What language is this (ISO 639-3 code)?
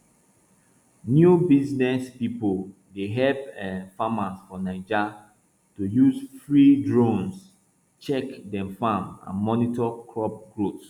pcm